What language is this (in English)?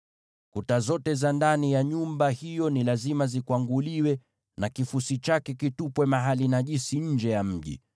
Swahili